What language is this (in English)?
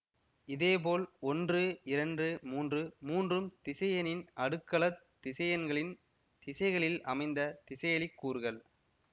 Tamil